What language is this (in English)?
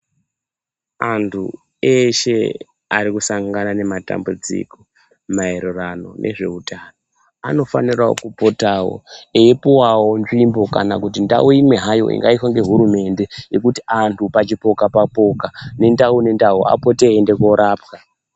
Ndau